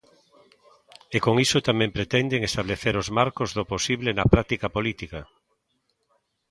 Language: Galician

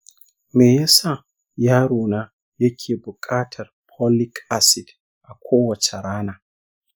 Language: Hausa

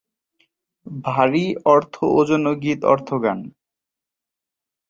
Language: Bangla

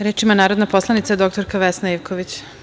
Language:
Serbian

